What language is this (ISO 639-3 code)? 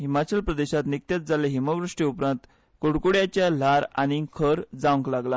kok